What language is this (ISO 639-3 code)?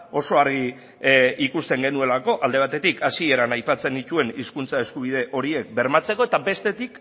eus